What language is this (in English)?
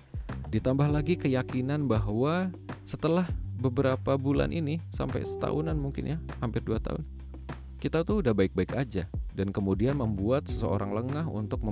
Indonesian